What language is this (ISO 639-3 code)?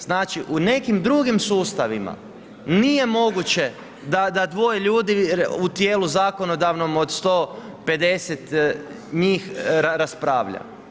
hrv